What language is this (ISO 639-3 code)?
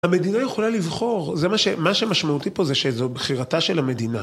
heb